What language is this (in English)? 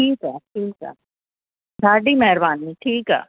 Sindhi